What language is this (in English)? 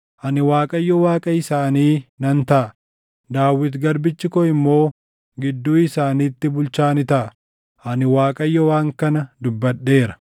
Oromo